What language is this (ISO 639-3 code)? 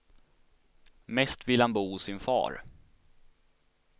swe